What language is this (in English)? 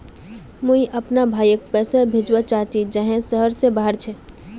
Magahi